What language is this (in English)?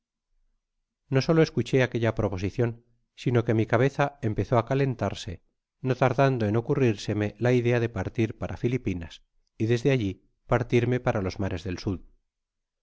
Spanish